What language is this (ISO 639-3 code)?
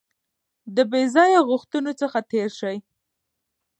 pus